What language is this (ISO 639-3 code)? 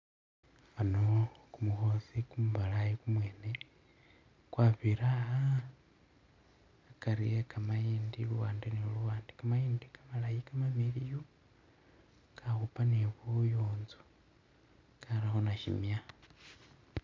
myx